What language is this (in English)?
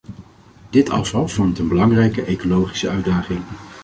Dutch